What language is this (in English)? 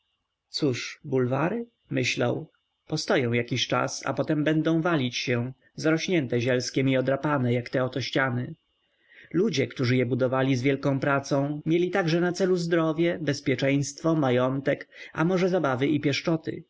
Polish